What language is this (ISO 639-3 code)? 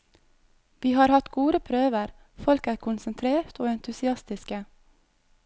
nor